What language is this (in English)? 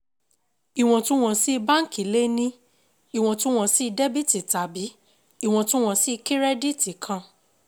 Yoruba